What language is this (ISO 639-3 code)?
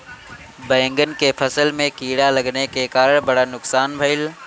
bho